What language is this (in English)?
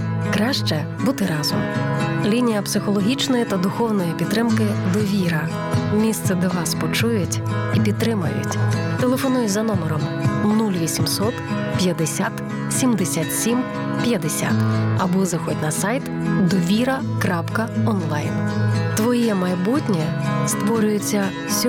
Ukrainian